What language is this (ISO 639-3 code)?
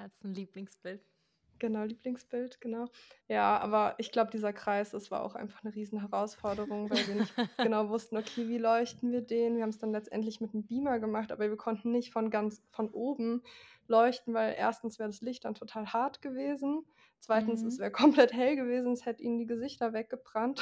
deu